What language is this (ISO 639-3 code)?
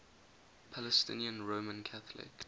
eng